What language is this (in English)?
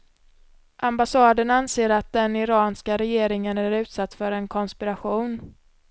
Swedish